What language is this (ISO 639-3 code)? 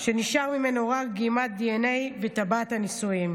heb